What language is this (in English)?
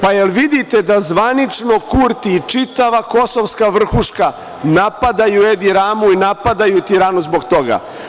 Serbian